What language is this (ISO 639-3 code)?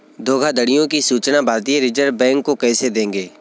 hin